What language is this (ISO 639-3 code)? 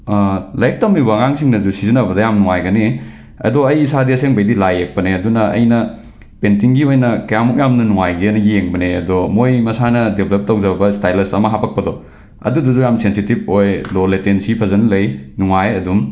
mni